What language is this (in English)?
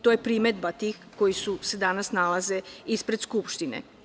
Serbian